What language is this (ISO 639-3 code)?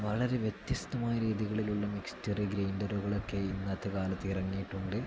mal